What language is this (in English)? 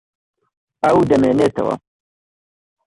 Central Kurdish